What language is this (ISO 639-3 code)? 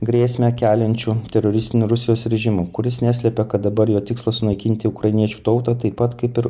lit